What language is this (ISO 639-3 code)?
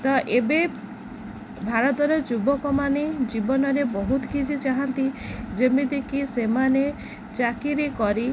ori